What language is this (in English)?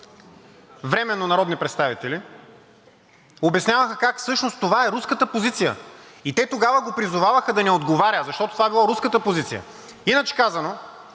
Bulgarian